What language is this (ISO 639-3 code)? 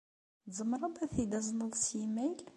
kab